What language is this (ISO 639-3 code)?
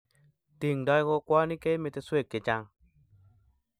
kln